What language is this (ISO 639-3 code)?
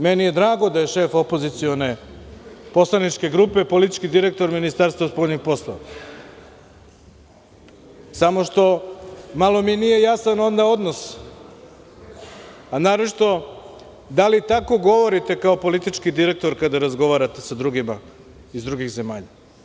srp